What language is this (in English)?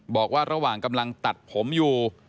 Thai